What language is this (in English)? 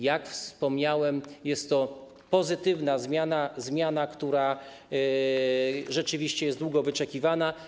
Polish